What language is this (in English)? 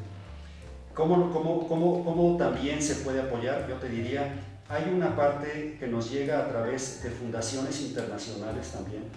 Spanish